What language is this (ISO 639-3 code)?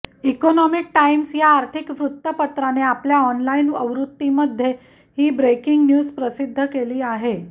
mar